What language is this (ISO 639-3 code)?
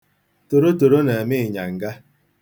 ibo